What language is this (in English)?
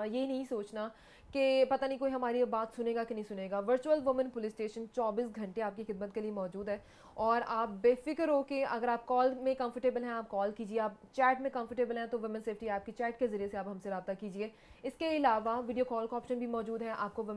Hindi